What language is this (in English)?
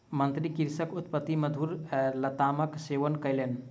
Maithili